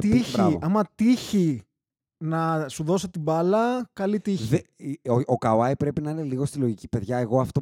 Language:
Greek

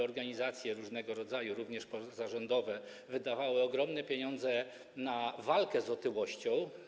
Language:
Polish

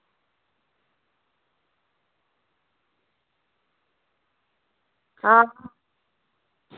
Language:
Dogri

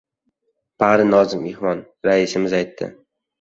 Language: Uzbek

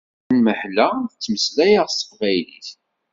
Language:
Kabyle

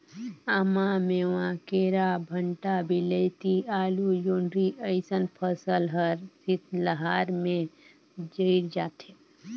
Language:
Chhattisgarhi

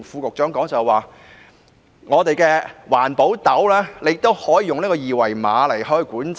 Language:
Cantonese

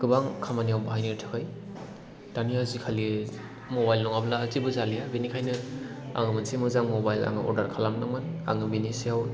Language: Bodo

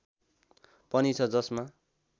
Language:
Nepali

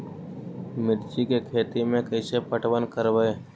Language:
Magahi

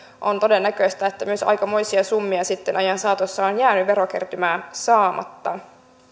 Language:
Finnish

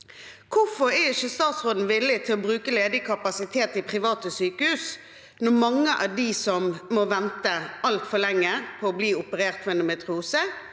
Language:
Norwegian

